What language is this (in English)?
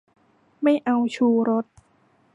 Thai